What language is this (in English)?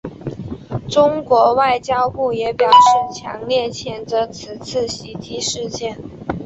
Chinese